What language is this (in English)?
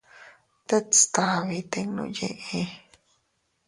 Teutila Cuicatec